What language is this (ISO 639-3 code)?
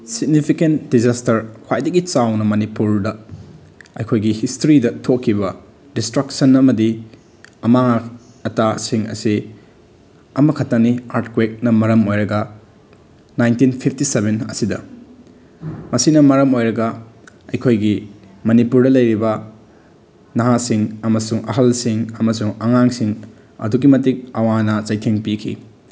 mni